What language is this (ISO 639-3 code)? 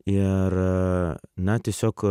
lit